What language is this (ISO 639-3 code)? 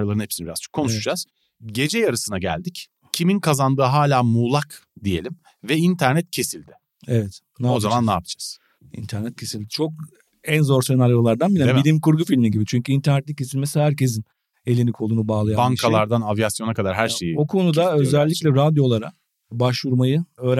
tur